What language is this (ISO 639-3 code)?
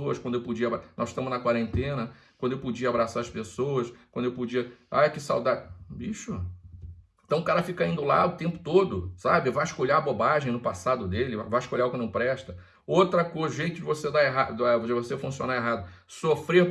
por